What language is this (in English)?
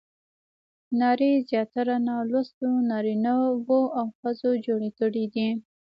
Pashto